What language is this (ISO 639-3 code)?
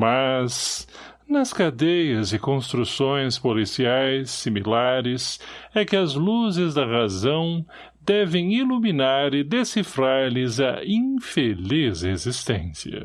por